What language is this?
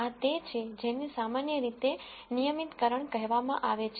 Gujarati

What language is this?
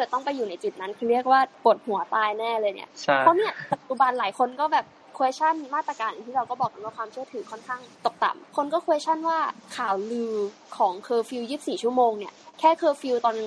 Thai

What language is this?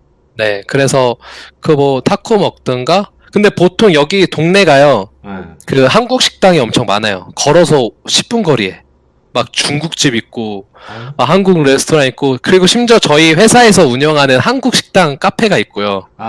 Korean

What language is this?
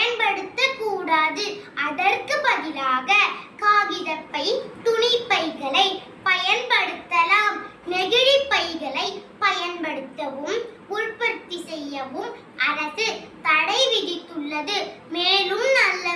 Tamil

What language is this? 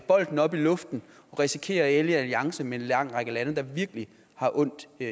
Danish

